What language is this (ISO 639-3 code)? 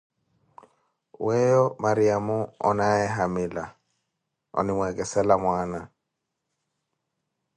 eko